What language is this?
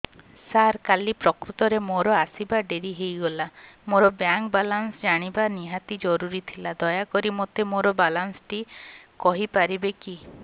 Odia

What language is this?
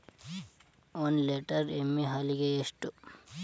Kannada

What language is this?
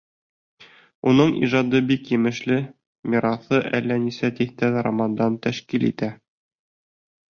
Bashkir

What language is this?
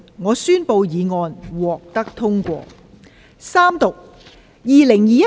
Cantonese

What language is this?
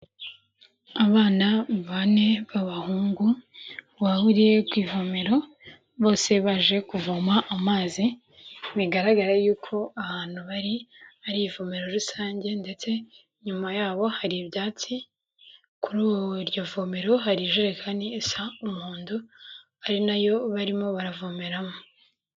Kinyarwanda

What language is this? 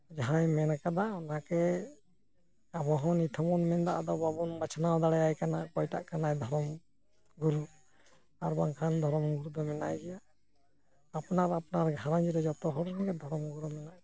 Santali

